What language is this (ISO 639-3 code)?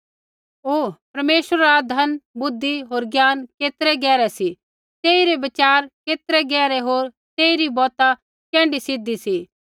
kfx